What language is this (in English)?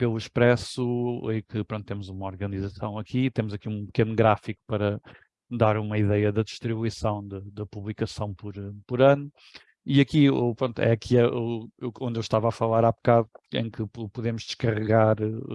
Portuguese